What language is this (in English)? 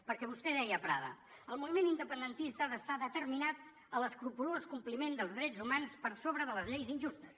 Catalan